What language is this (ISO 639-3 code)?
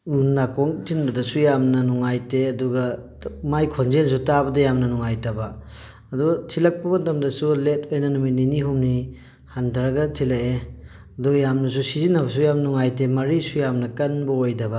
mni